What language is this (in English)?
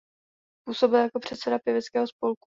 Czech